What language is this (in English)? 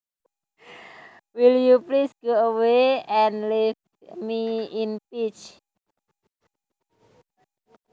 Javanese